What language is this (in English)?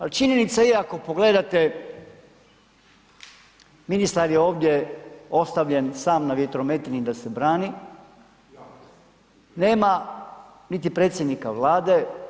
Croatian